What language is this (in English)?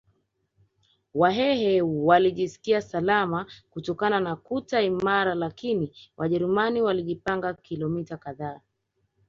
Swahili